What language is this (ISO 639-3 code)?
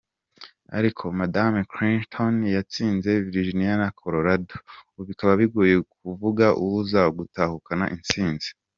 kin